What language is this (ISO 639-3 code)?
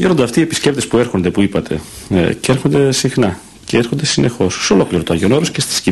ell